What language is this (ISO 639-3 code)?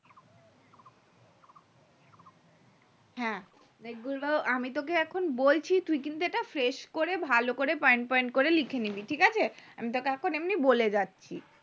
ben